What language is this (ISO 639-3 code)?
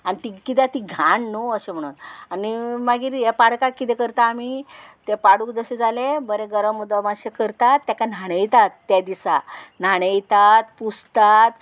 kok